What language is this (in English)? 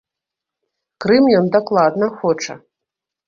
Belarusian